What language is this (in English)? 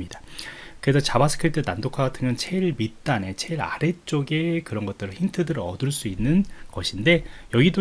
Korean